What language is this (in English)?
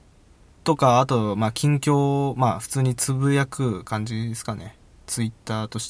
Japanese